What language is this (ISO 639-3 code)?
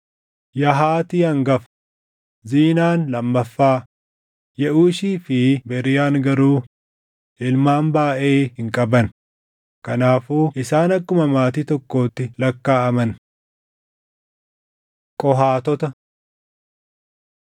orm